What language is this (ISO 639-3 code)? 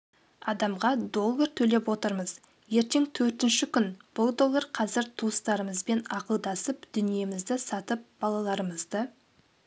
kaz